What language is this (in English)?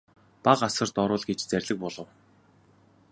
Mongolian